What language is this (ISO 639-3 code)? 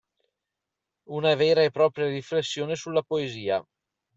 ita